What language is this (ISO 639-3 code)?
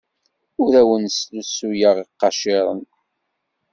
kab